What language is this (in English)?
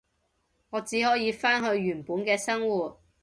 Cantonese